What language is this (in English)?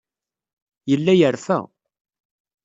Kabyle